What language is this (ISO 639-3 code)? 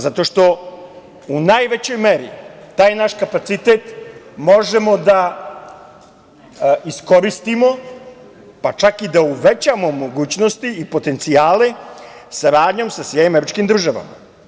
srp